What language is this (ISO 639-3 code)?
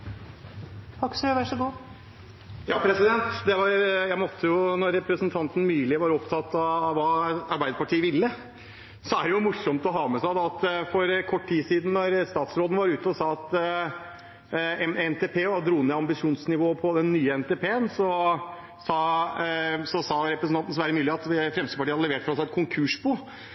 nob